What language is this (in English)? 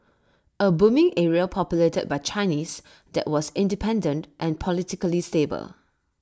English